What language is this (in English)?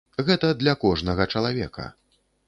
Belarusian